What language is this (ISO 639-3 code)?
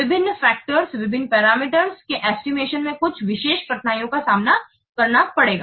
hin